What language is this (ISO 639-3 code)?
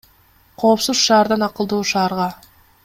kir